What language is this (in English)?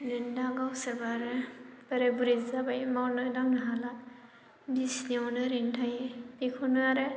Bodo